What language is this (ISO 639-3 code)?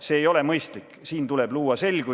est